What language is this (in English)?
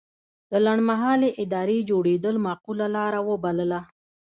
Pashto